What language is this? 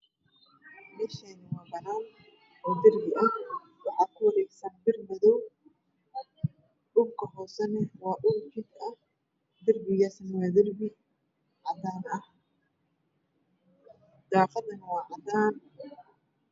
Somali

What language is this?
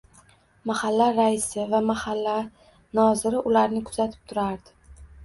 Uzbek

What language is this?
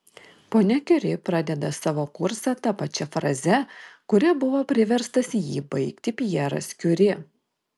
Lithuanian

